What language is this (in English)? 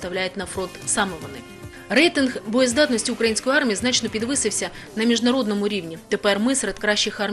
Ukrainian